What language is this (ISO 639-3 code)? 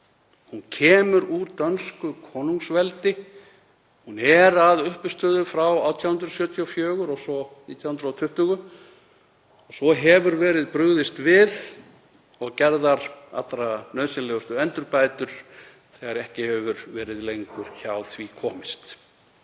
isl